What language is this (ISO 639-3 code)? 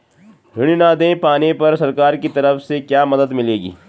hin